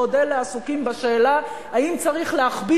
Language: Hebrew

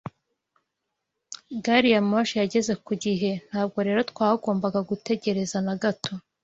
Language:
Kinyarwanda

